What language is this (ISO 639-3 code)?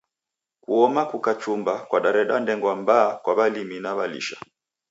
dav